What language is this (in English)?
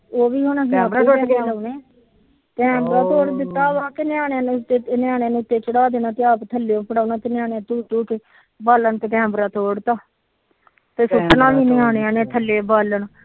Punjabi